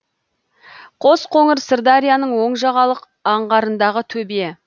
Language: Kazakh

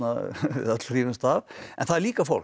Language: Icelandic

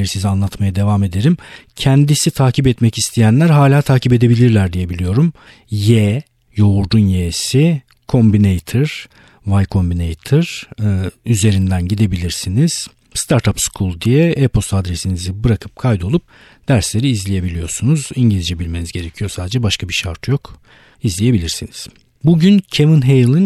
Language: Turkish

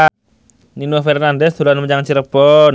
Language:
Javanese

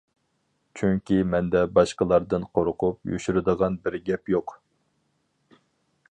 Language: Uyghur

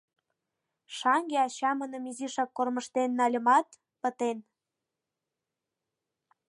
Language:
Mari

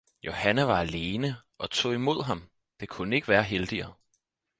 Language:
Danish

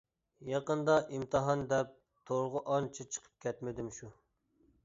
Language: Uyghur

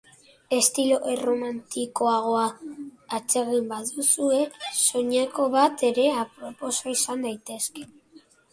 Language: Basque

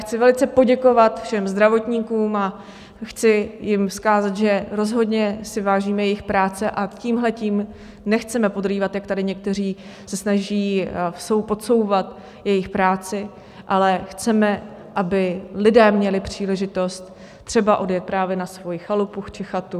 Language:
Czech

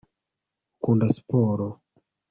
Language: Kinyarwanda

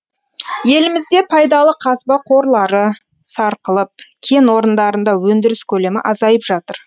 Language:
Kazakh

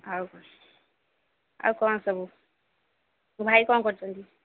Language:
Odia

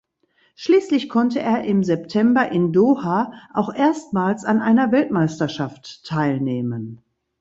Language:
German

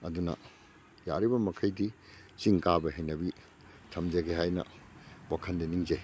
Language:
Manipuri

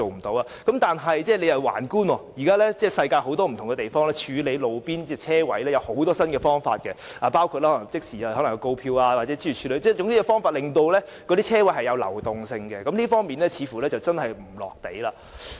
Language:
Cantonese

